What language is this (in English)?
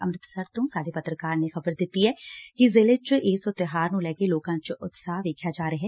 Punjabi